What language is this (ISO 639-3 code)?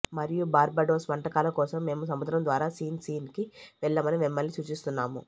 tel